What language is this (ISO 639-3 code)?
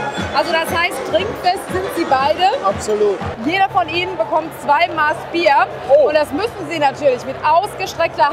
deu